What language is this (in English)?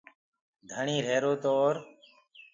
Gurgula